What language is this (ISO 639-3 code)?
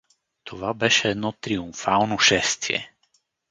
bul